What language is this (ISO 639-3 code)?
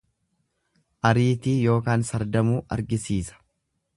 orm